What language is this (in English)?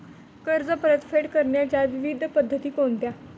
Marathi